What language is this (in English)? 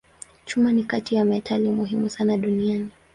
Swahili